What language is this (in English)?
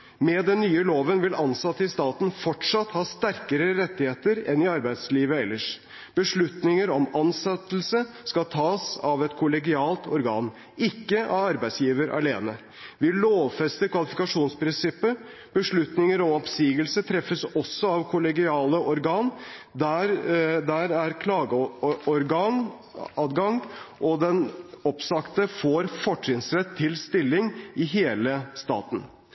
Norwegian Bokmål